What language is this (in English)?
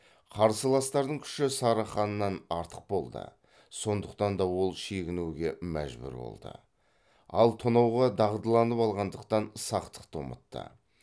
Kazakh